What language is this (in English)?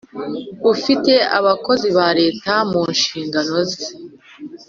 Kinyarwanda